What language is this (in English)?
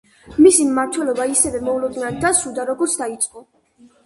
Georgian